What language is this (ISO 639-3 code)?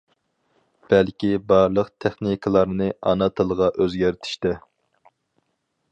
uig